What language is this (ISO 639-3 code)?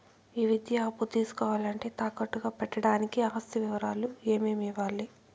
tel